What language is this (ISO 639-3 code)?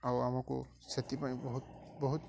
ori